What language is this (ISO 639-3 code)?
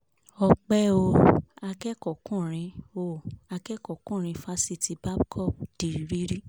yor